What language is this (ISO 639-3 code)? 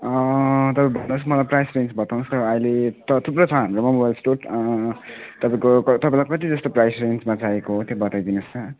nep